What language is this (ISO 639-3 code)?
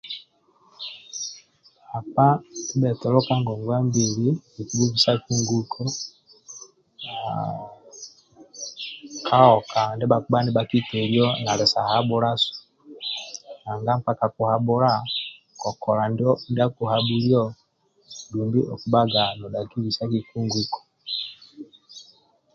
rwm